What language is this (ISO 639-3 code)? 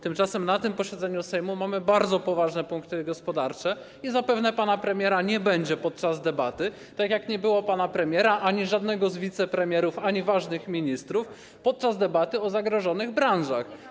pol